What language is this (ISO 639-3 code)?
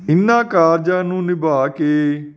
pan